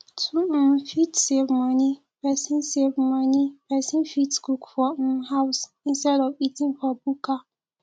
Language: Nigerian Pidgin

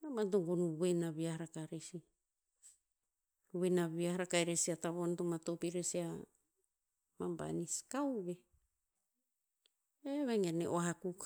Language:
Tinputz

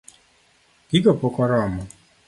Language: Luo (Kenya and Tanzania)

